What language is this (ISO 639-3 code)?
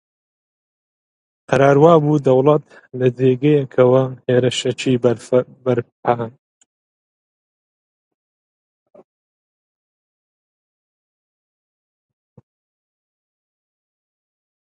ckb